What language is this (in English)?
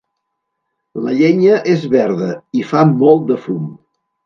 Catalan